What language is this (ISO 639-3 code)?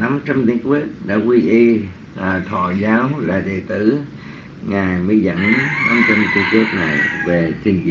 vie